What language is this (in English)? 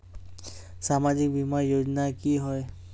Magahi